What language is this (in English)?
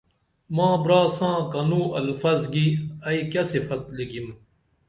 Dameli